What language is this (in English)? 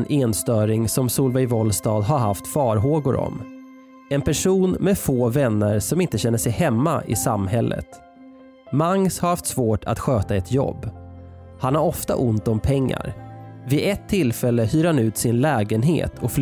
Swedish